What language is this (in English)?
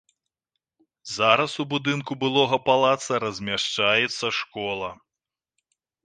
Belarusian